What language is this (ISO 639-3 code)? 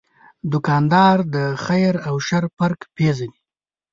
pus